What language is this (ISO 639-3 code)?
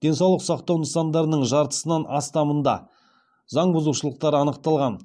kaz